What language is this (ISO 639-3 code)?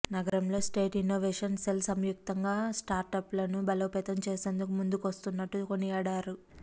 tel